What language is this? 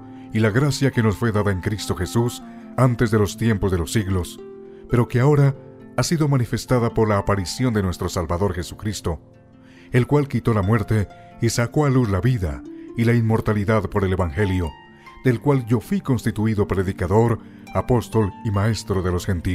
Spanish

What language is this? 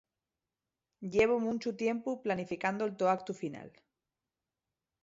Asturian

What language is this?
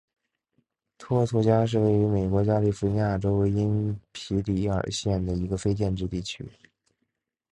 Chinese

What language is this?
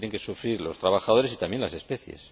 Spanish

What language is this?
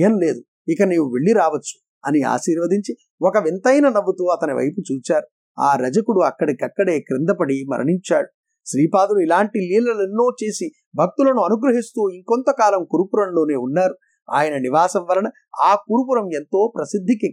Telugu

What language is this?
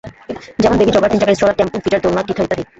Bangla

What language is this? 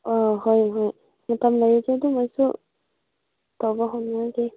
Manipuri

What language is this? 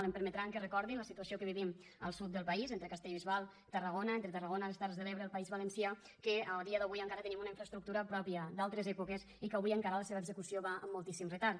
Catalan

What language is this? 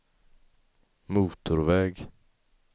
Swedish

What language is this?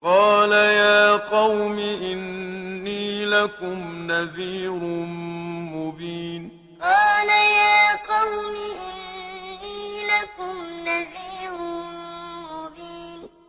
Arabic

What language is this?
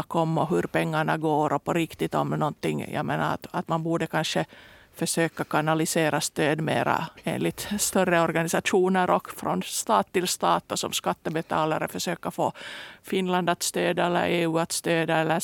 Swedish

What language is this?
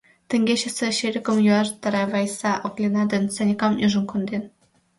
Mari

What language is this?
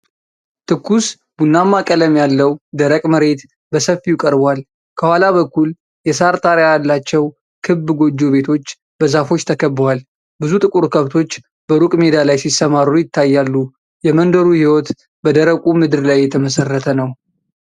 Amharic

